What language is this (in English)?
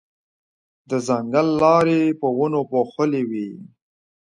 Pashto